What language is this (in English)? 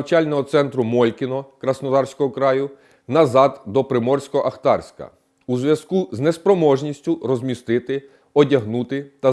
Ukrainian